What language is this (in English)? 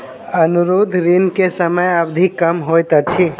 Maithili